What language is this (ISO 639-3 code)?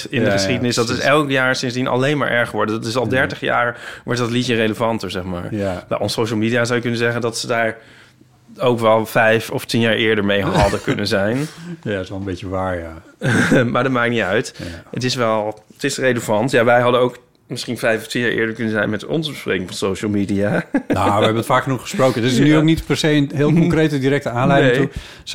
nld